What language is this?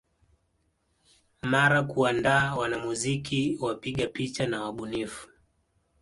Swahili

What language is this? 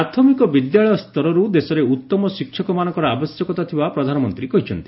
Odia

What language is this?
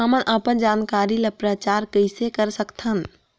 Chhattisgarhi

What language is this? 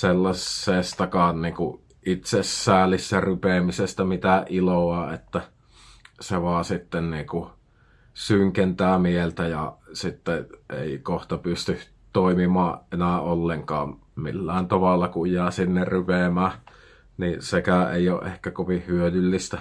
Finnish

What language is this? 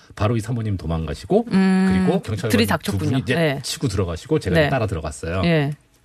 Korean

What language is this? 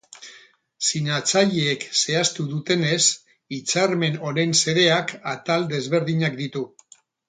Basque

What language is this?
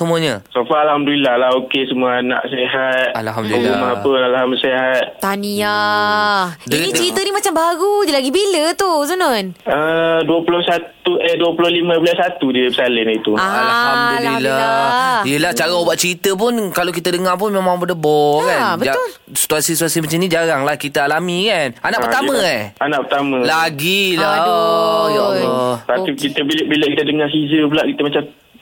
Malay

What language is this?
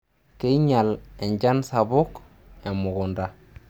Masai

